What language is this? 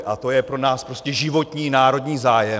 Czech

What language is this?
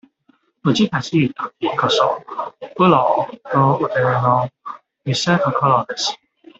Japanese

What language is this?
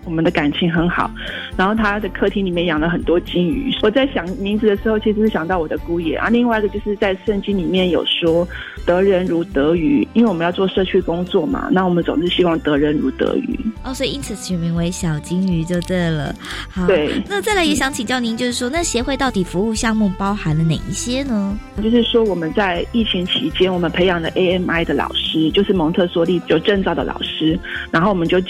Chinese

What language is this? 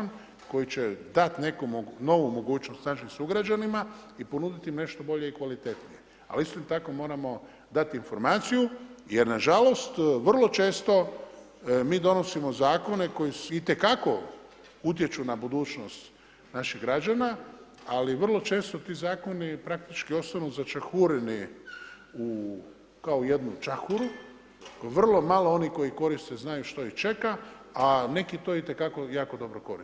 Croatian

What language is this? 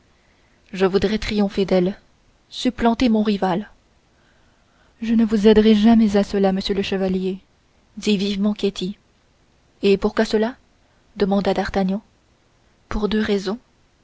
French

